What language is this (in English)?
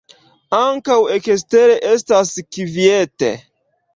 Esperanto